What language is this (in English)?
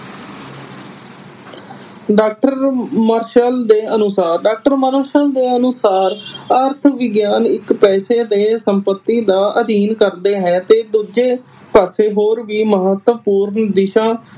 Punjabi